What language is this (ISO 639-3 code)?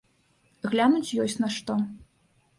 bel